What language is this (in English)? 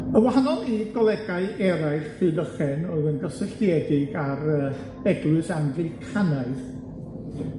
Welsh